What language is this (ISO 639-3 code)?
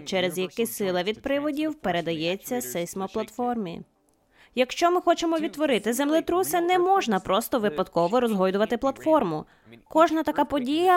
ukr